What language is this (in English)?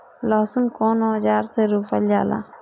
Bhojpuri